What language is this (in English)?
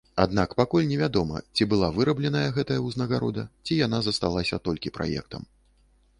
Belarusian